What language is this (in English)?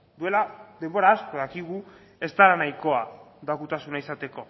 Basque